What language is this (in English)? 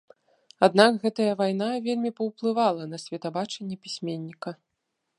Belarusian